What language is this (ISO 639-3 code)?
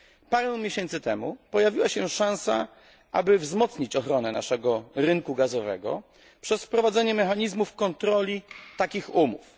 pol